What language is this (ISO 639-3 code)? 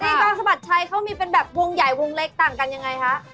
tha